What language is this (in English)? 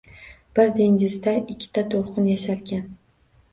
Uzbek